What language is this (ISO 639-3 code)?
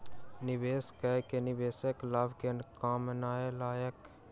mai